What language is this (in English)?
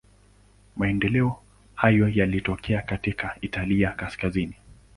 Swahili